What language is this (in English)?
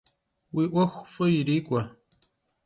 Kabardian